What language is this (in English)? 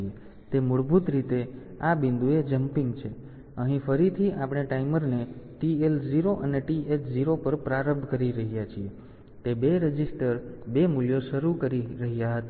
Gujarati